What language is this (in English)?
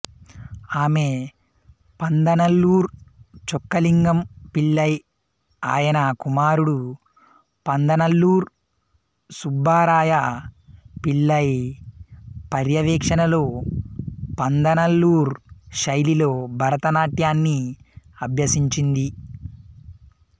Telugu